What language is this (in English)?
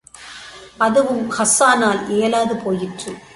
Tamil